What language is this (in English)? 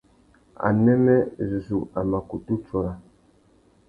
Tuki